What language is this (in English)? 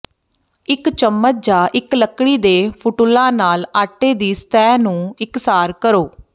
Punjabi